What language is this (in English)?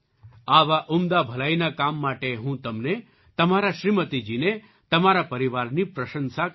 Gujarati